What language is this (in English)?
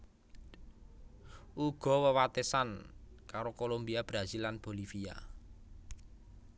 Javanese